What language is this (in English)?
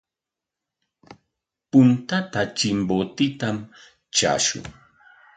Corongo Ancash Quechua